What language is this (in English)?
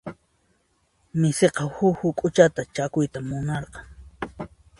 Puno Quechua